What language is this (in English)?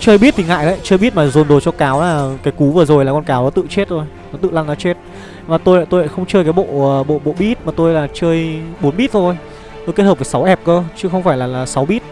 Vietnamese